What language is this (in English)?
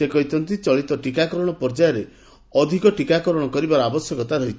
Odia